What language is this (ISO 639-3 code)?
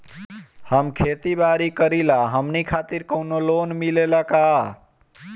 bho